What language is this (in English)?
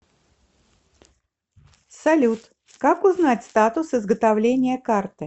Russian